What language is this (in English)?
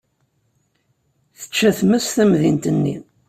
Kabyle